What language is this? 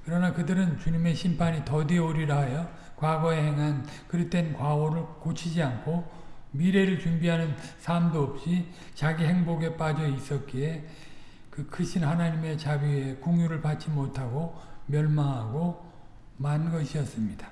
Korean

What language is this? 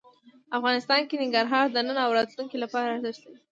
Pashto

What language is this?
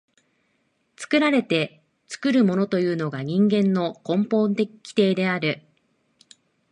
Japanese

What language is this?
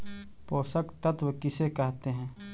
Magahi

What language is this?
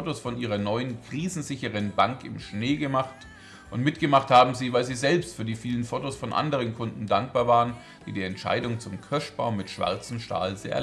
German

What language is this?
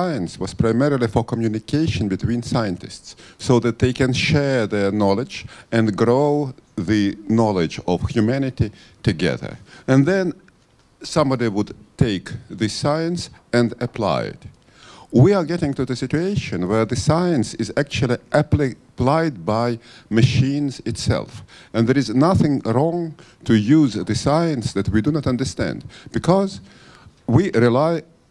English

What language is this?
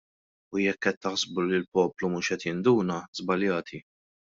Maltese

